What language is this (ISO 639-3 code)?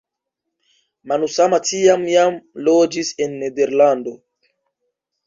epo